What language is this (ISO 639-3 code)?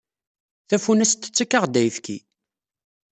kab